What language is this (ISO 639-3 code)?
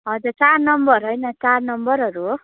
nep